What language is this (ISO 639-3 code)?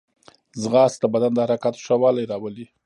pus